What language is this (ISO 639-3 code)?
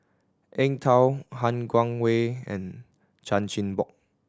eng